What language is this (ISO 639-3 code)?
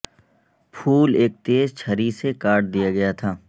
urd